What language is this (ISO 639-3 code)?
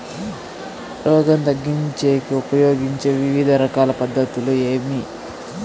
tel